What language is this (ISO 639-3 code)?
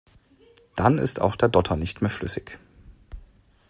deu